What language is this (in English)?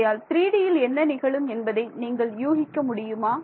Tamil